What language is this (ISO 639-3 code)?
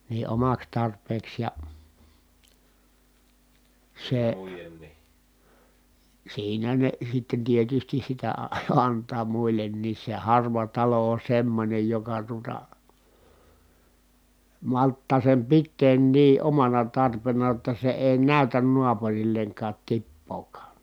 fin